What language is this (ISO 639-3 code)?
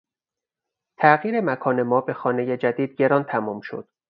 fas